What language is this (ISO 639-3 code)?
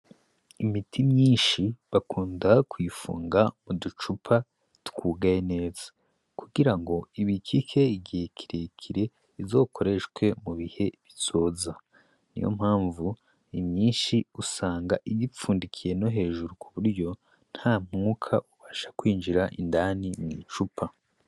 run